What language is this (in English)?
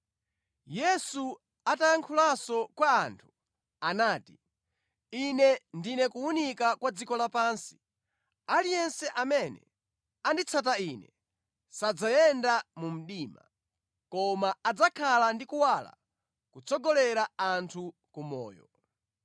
Nyanja